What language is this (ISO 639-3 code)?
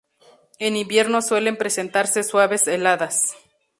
spa